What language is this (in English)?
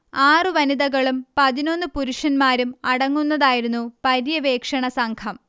Malayalam